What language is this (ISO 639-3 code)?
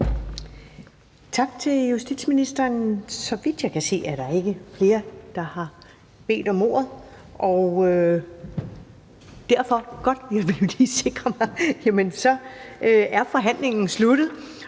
dan